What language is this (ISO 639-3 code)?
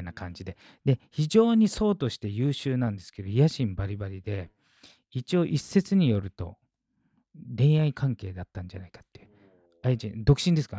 jpn